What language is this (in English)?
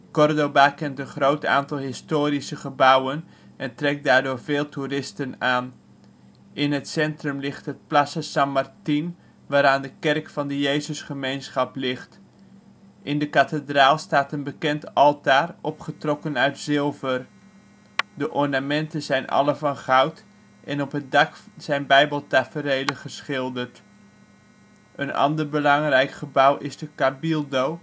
Dutch